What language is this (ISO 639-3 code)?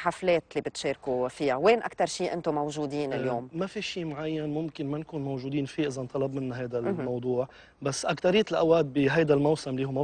ara